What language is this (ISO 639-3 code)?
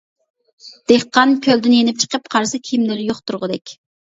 uig